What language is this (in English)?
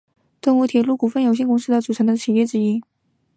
Chinese